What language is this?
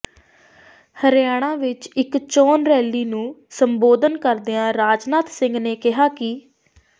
Punjabi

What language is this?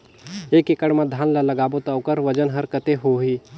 Chhattisgarhi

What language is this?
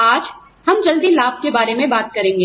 Hindi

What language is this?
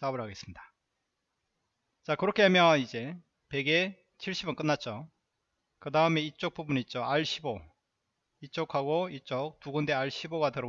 Korean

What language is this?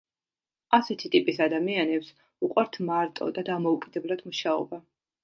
Georgian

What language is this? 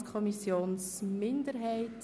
Swiss German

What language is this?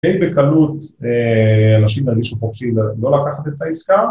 Hebrew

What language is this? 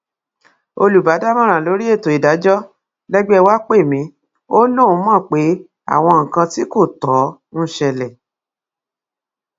Yoruba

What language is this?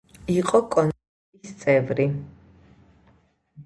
Georgian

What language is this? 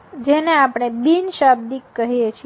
Gujarati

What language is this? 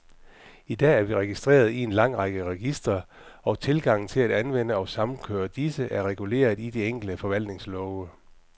Danish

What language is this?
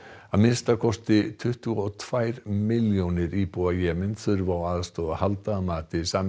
Icelandic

